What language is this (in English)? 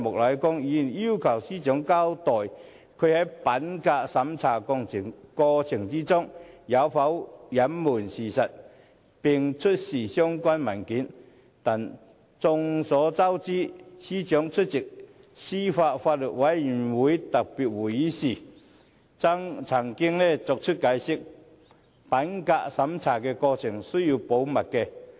Cantonese